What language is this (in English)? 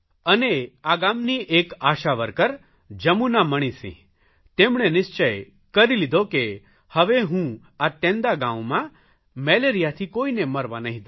Gujarati